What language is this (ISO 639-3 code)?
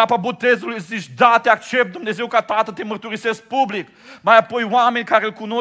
ron